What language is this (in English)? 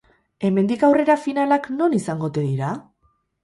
Basque